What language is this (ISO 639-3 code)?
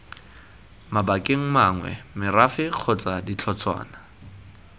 tsn